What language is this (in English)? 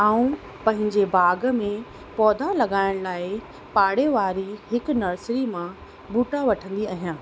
Sindhi